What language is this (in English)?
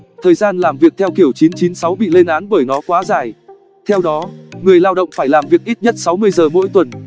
Vietnamese